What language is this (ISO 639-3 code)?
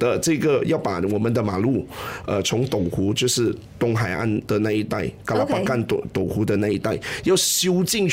zho